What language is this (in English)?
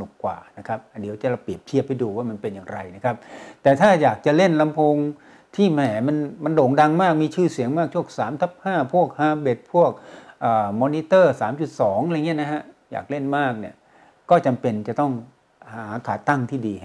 Thai